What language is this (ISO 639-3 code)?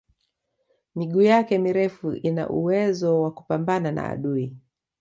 swa